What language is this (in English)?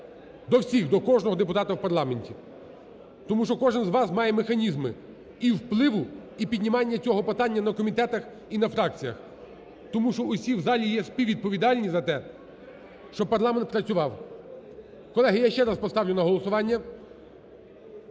Ukrainian